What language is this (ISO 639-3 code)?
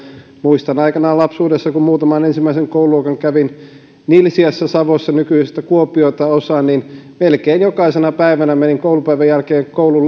fin